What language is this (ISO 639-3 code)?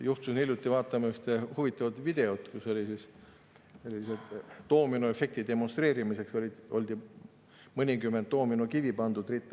est